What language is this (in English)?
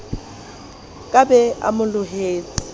Southern Sotho